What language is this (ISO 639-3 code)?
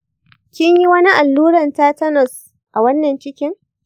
hau